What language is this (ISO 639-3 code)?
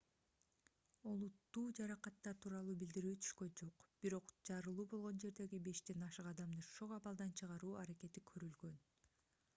kir